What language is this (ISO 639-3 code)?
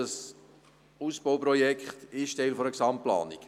gsw